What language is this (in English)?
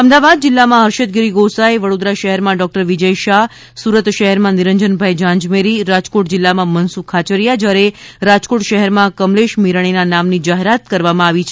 Gujarati